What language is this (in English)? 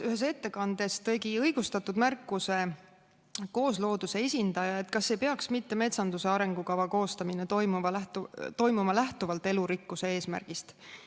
Estonian